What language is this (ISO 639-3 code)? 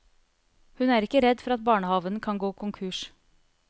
nor